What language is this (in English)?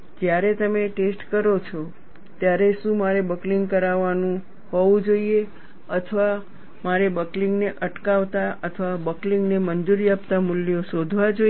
Gujarati